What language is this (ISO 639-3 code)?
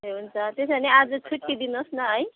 nep